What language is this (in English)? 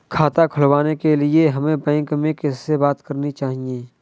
Hindi